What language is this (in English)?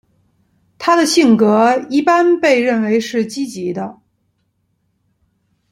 Chinese